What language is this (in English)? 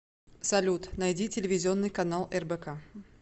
Russian